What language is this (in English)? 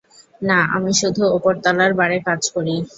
Bangla